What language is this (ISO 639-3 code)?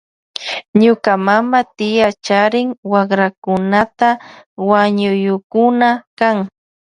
qvj